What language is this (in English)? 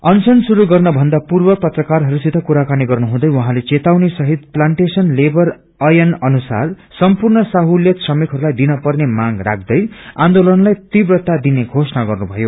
Nepali